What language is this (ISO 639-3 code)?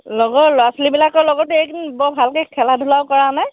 asm